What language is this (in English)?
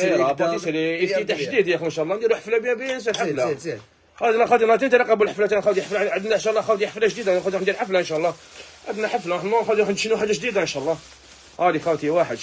Arabic